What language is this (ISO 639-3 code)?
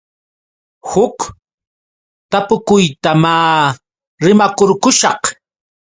qux